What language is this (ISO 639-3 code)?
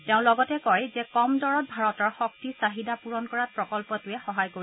asm